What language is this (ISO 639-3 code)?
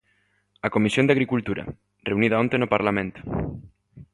glg